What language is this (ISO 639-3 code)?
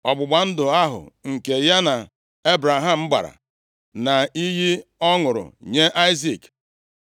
ibo